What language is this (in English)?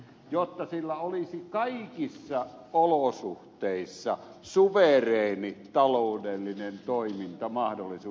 Finnish